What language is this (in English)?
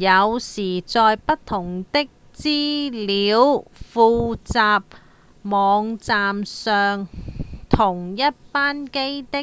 Cantonese